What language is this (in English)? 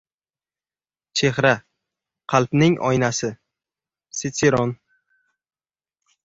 Uzbek